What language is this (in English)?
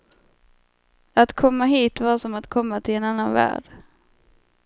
Swedish